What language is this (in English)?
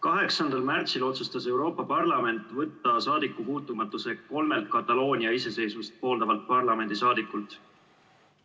Estonian